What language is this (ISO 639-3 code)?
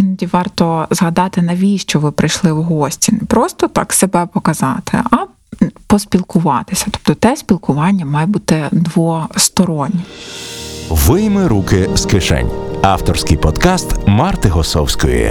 ukr